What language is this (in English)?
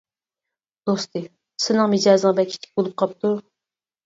Uyghur